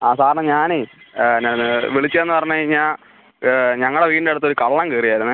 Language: Malayalam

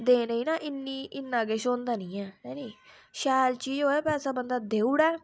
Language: Dogri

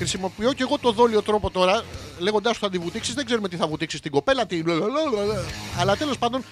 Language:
Greek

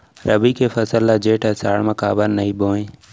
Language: Chhattisgarhi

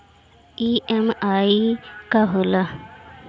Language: Bhojpuri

